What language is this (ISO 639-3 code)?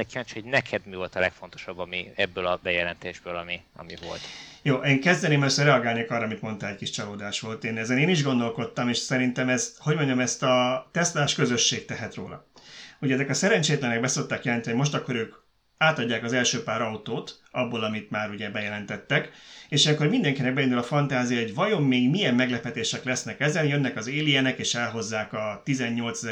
hun